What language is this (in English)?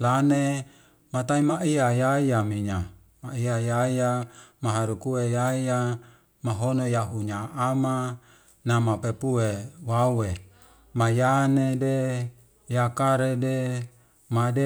Wemale